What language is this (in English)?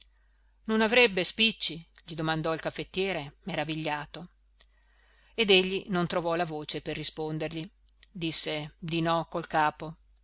Italian